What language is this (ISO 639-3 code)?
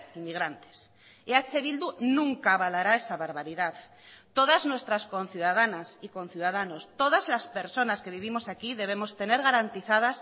spa